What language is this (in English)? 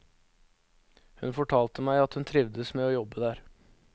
Norwegian